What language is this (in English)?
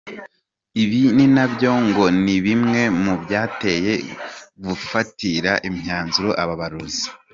Kinyarwanda